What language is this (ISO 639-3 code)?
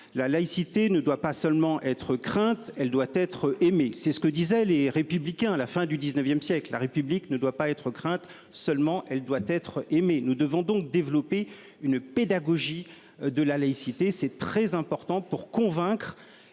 fra